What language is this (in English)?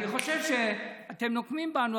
Hebrew